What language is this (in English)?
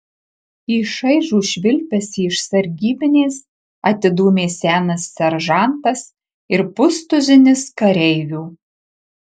Lithuanian